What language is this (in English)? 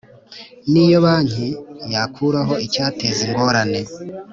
Kinyarwanda